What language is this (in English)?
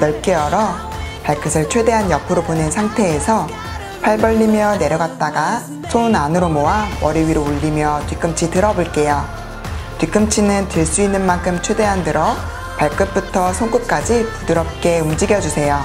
Korean